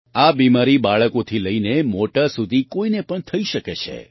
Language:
Gujarati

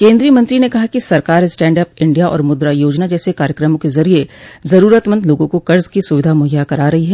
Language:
Hindi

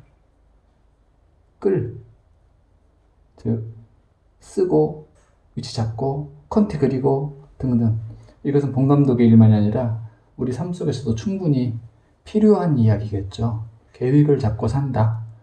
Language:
Korean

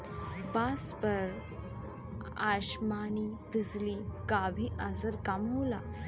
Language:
Bhojpuri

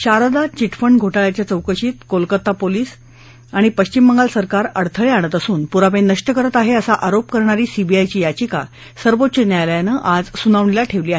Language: Marathi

